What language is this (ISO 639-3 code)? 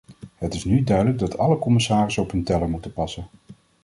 nld